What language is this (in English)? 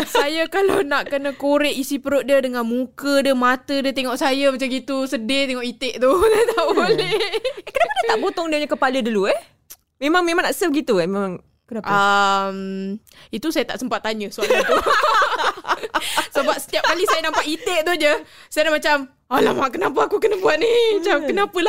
Malay